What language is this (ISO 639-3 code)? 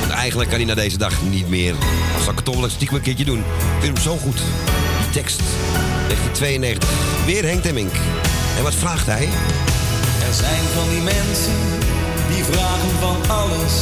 nld